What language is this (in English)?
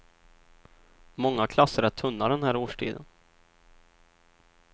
Swedish